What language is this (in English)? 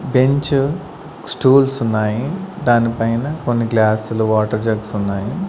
Telugu